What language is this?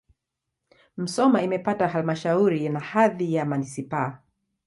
Swahili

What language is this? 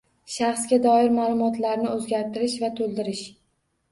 Uzbek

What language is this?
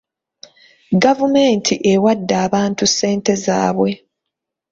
Ganda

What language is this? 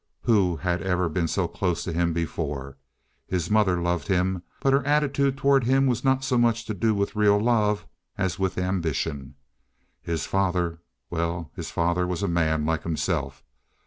English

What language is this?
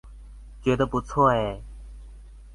Chinese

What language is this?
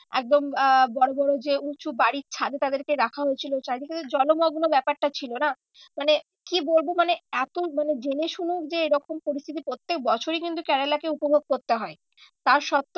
Bangla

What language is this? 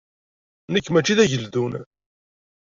Kabyle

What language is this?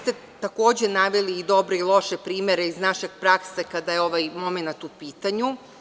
Serbian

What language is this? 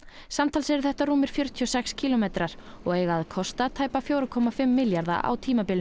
Icelandic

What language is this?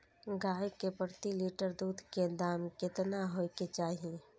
Maithili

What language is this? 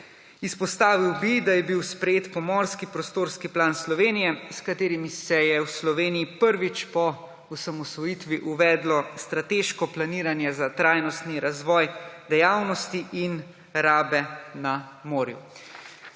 Slovenian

